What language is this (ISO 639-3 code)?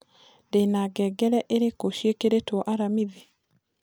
kik